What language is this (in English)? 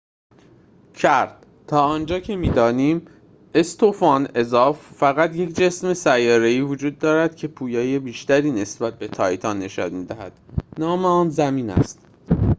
Persian